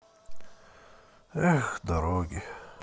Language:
Russian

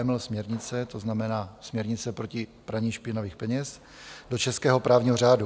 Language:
Czech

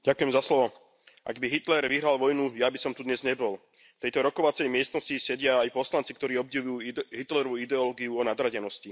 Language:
Slovak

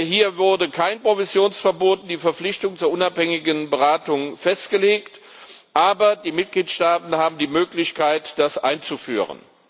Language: German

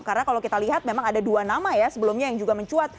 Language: Indonesian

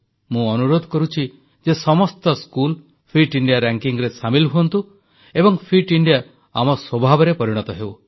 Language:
Odia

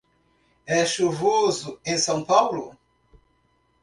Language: Portuguese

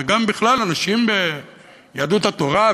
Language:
Hebrew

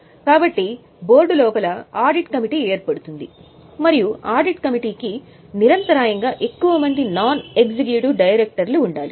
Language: Telugu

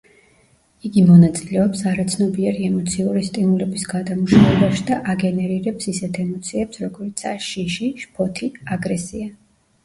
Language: Georgian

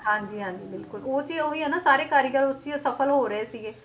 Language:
Punjabi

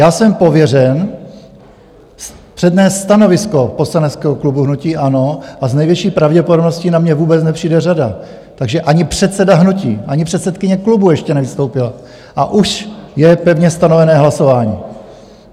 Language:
Czech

